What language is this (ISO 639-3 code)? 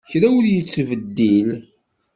kab